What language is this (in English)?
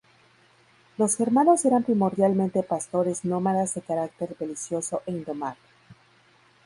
Spanish